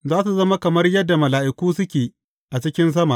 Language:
Hausa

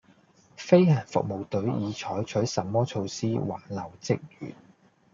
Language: Cantonese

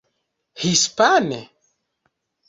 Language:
Esperanto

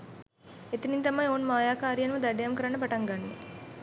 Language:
Sinhala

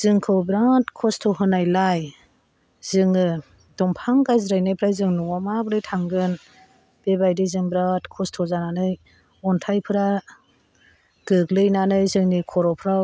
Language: Bodo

